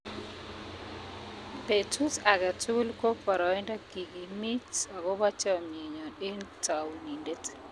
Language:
Kalenjin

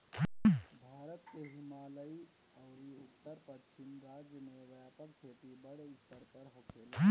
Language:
Bhojpuri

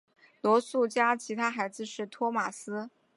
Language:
Chinese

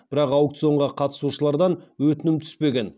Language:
Kazakh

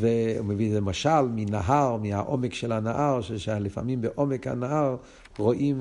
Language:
Hebrew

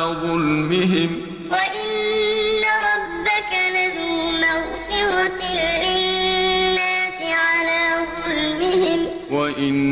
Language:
Arabic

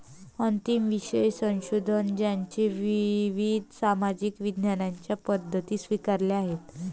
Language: Marathi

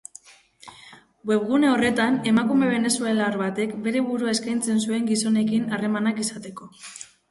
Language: Basque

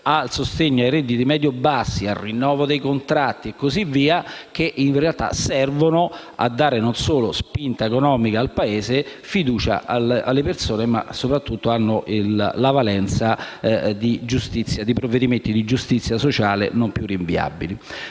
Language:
Italian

